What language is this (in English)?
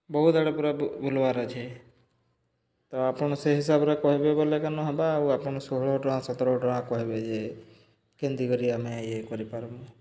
Odia